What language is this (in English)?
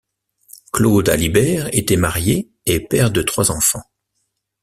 French